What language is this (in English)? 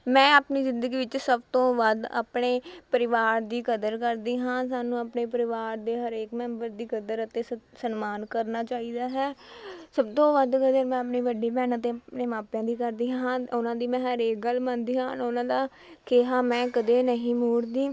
Punjabi